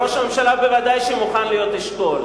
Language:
Hebrew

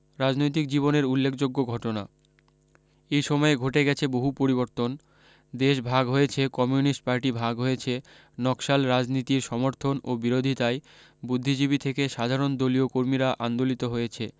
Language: Bangla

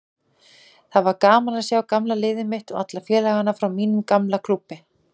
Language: Icelandic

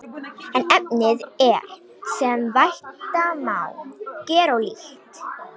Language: Icelandic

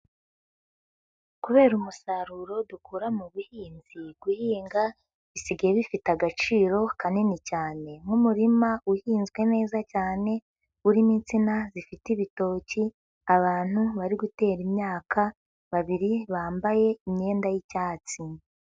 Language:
Kinyarwanda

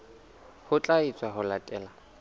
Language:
Southern Sotho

